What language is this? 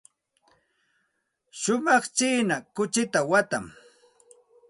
Santa Ana de Tusi Pasco Quechua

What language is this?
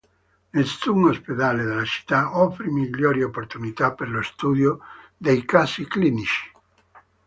Italian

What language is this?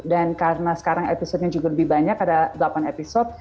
Indonesian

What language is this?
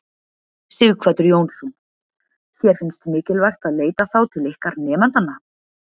Icelandic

